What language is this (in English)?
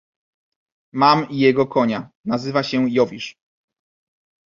Polish